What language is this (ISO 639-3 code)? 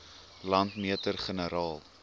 afr